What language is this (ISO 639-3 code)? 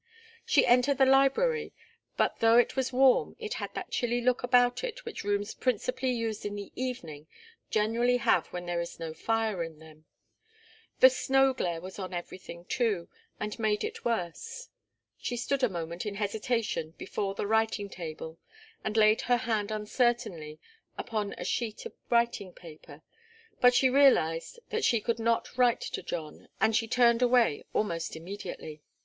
eng